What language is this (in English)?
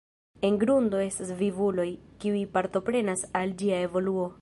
Esperanto